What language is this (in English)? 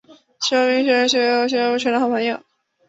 Chinese